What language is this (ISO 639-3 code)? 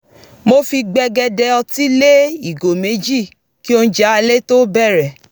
yor